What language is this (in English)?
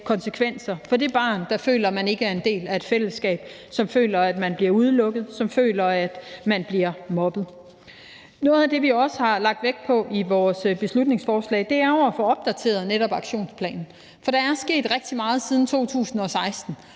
Danish